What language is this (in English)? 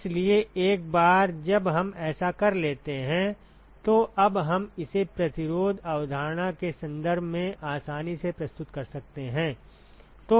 Hindi